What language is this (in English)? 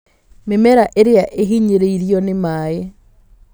Kikuyu